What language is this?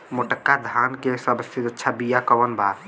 Bhojpuri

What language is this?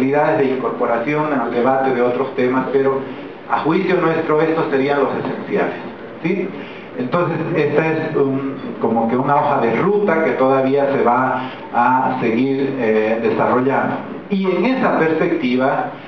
Spanish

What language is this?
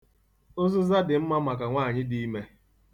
Igbo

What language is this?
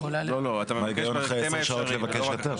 Hebrew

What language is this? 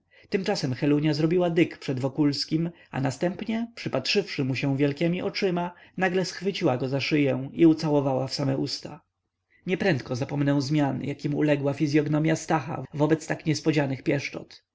Polish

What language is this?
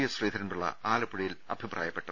Malayalam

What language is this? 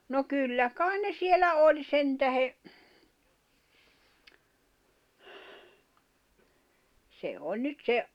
Finnish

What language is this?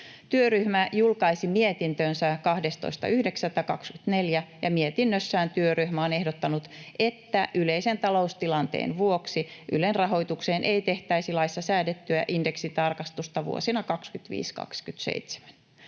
Finnish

